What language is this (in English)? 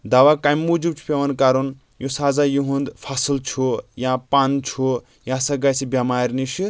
Kashmiri